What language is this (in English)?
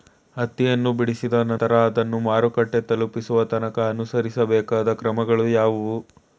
Kannada